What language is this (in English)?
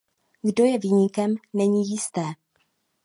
Czech